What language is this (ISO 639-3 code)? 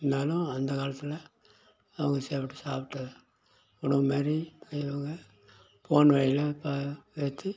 tam